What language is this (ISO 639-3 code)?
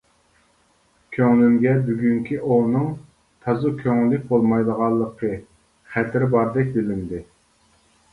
uig